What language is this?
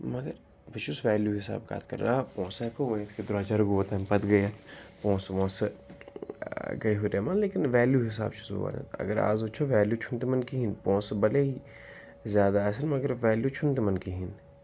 Kashmiri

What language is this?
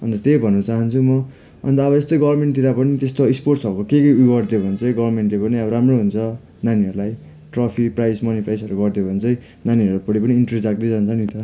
Nepali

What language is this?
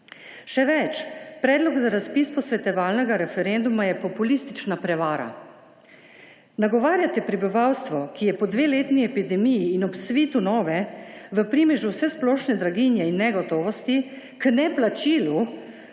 Slovenian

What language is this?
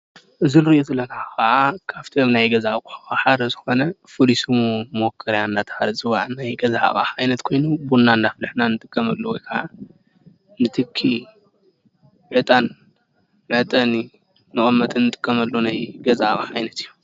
Tigrinya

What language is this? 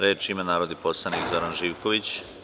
Serbian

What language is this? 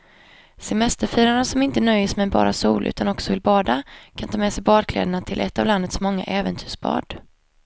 Swedish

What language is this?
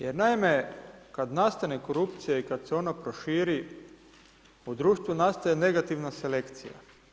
Croatian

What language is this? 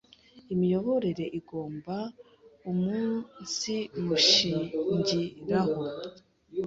Kinyarwanda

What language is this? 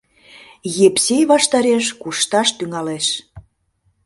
Mari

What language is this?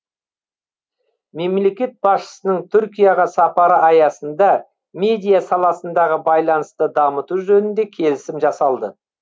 Kazakh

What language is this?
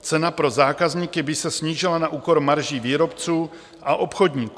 Czech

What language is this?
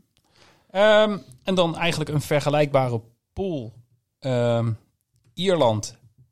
Dutch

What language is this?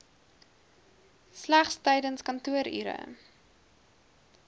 Afrikaans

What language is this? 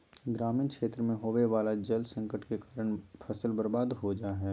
Magahi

